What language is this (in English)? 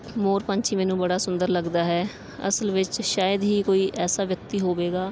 Punjabi